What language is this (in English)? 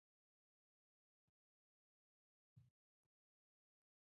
Pashto